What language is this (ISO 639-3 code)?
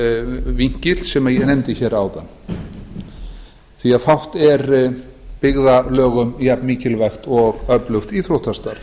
isl